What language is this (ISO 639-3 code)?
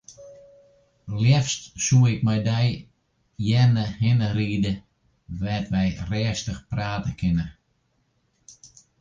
fry